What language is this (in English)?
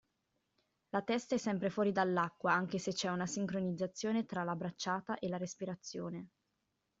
Italian